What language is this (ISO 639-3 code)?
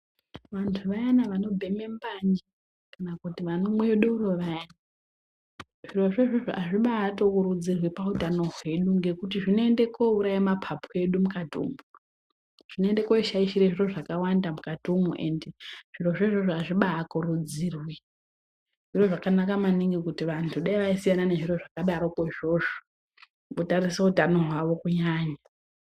ndc